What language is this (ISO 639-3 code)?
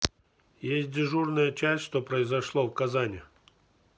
rus